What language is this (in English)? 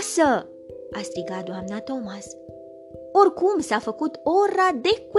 Romanian